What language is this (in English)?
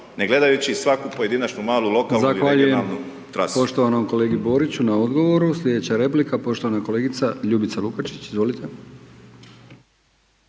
Croatian